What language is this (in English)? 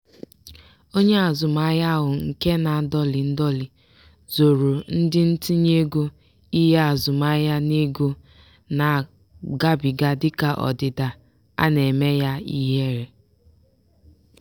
Igbo